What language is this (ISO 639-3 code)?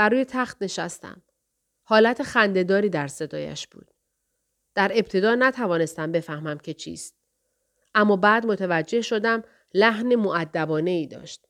fas